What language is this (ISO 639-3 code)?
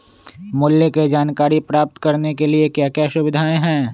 mag